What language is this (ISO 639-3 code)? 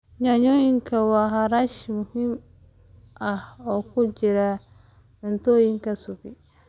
som